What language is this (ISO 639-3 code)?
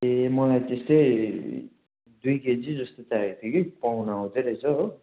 nep